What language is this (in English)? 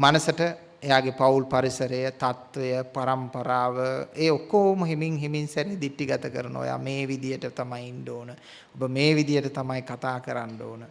Indonesian